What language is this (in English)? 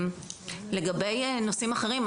Hebrew